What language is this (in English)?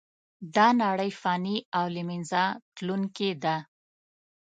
Pashto